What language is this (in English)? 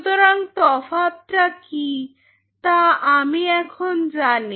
Bangla